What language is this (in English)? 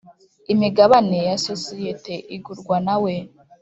Kinyarwanda